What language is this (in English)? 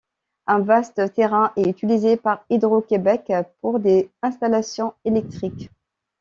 French